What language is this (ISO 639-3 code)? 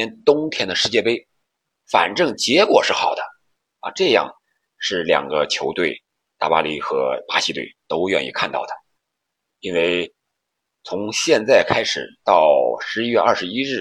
zho